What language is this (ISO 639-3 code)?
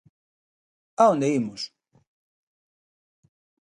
glg